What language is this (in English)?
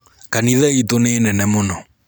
Kikuyu